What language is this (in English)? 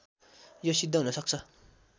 Nepali